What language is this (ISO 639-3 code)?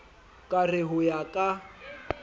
sot